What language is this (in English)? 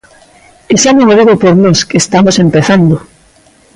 Galician